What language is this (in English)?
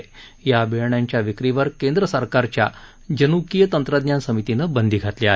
Marathi